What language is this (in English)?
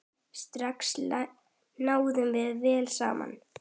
Icelandic